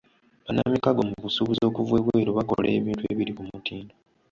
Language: Ganda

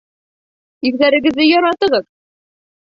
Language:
Bashkir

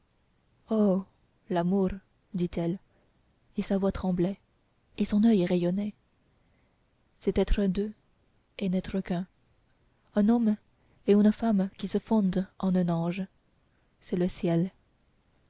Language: French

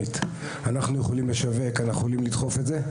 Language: Hebrew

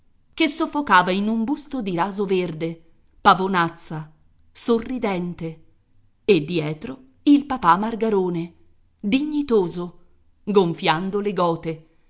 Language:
Italian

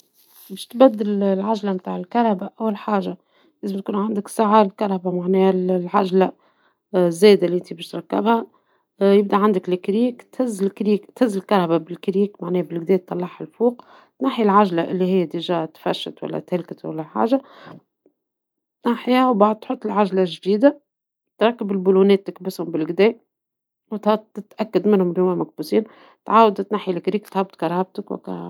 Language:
Tunisian Arabic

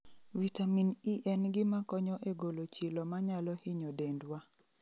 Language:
Luo (Kenya and Tanzania)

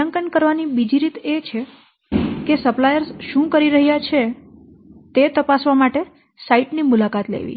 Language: Gujarati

